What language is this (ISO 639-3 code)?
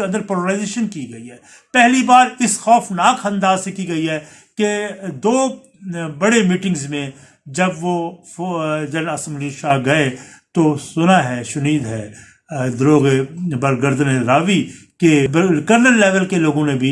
urd